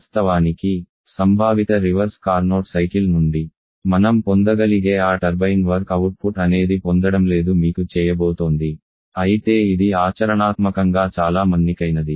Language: Telugu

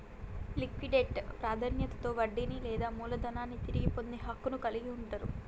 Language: Telugu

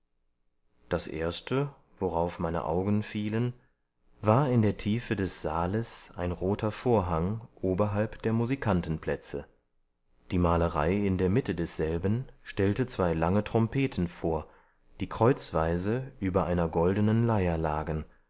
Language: German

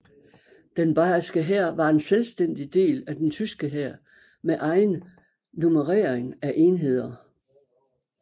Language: Danish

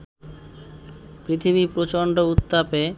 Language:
Bangla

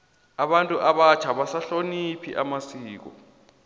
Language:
South Ndebele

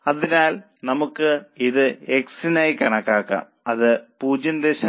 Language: Malayalam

